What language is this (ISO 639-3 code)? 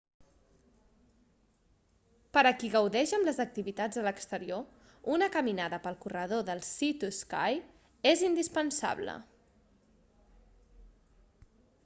cat